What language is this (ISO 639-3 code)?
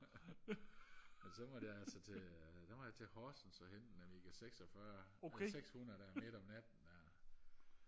dan